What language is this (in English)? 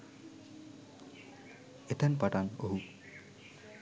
Sinhala